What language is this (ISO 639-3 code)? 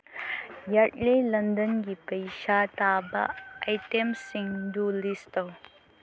mni